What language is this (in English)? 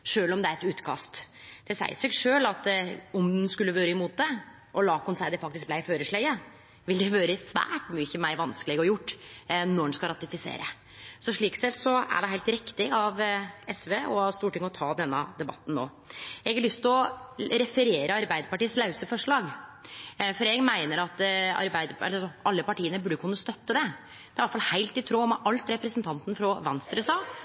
Norwegian Nynorsk